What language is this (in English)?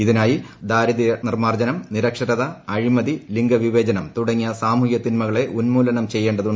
Malayalam